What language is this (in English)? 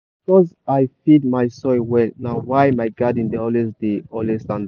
Nigerian Pidgin